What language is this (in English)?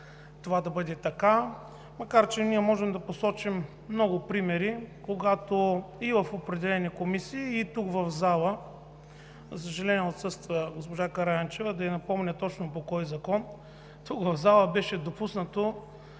Bulgarian